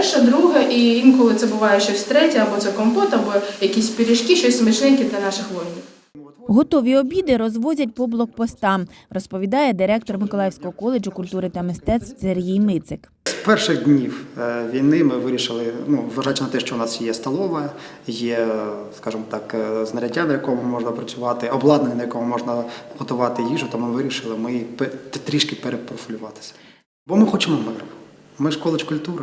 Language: Ukrainian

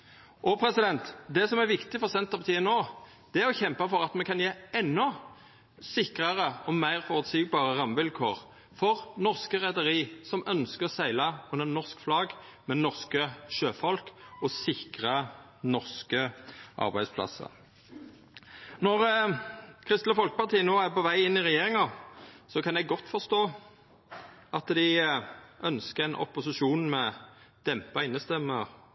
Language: Norwegian Nynorsk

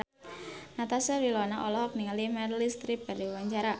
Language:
Sundanese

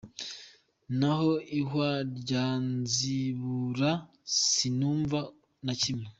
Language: Kinyarwanda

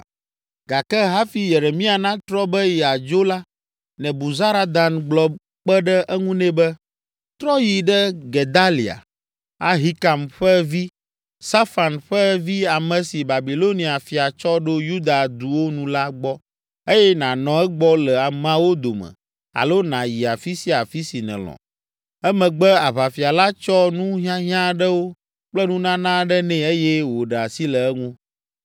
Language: Ewe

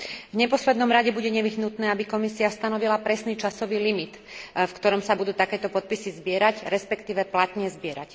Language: Slovak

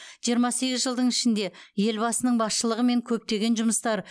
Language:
Kazakh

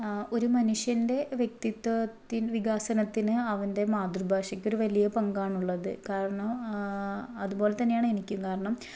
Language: Malayalam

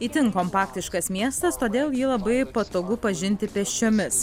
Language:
Lithuanian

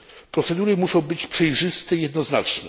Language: Polish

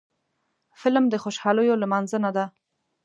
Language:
Pashto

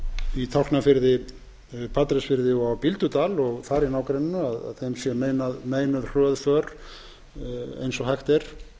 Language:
Icelandic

